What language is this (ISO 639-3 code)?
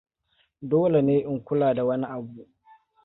hau